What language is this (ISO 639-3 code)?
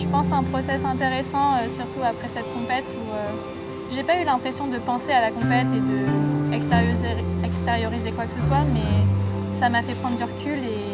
fra